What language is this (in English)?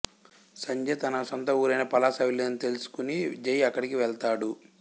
Telugu